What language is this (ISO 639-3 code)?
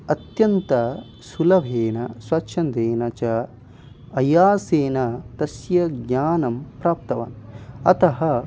san